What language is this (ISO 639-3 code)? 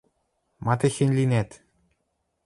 mrj